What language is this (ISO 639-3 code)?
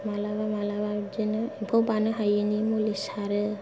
brx